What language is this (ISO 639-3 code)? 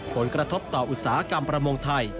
tha